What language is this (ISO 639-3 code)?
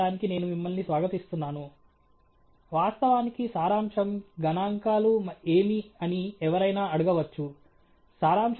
tel